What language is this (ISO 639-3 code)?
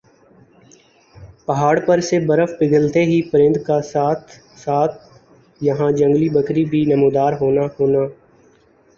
urd